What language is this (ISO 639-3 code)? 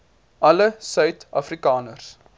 afr